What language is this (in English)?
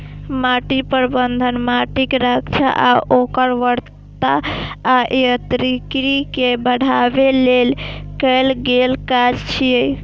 Maithili